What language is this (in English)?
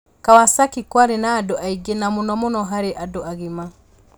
Kikuyu